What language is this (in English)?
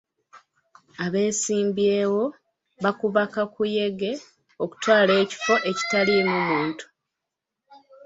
Ganda